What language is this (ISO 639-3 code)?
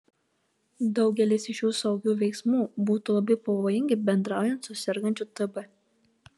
lit